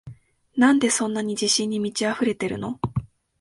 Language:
Japanese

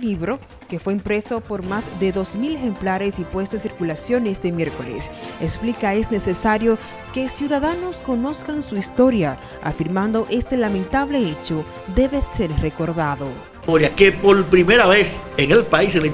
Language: Spanish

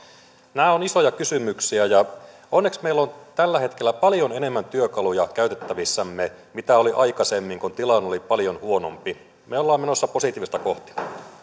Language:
Finnish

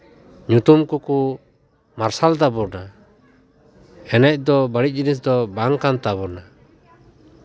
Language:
Santali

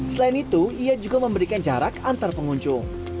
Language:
Indonesian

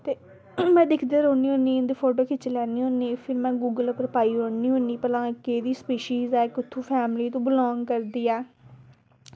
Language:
Dogri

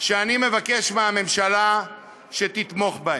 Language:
Hebrew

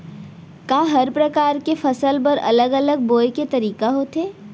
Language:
Chhattisgarhi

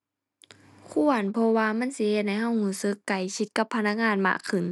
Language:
Thai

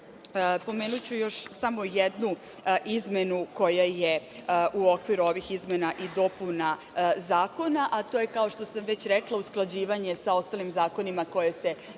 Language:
Serbian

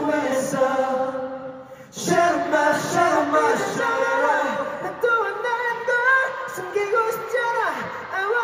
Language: English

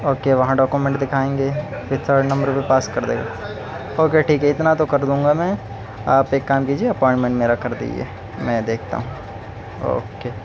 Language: Urdu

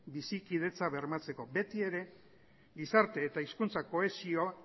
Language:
Basque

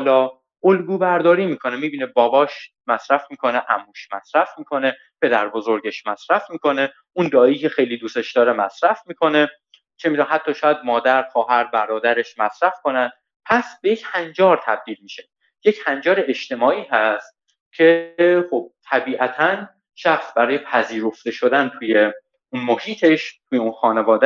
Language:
Persian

